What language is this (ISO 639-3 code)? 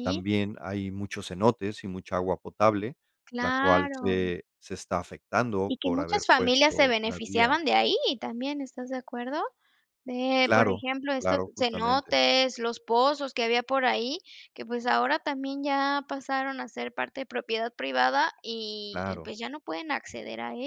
spa